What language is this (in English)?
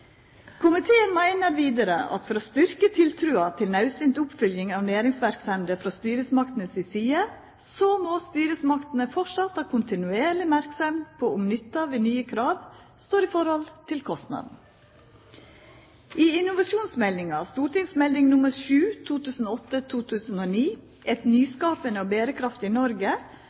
Norwegian Nynorsk